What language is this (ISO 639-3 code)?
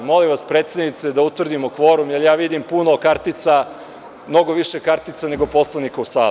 srp